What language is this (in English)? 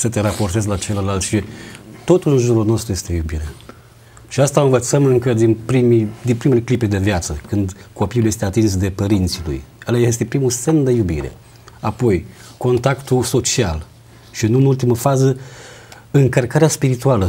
Romanian